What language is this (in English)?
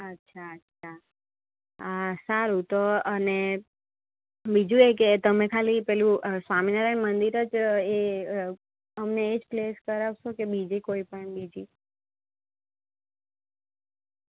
Gujarati